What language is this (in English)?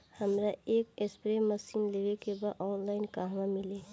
Bhojpuri